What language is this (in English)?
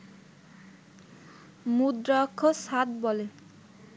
Bangla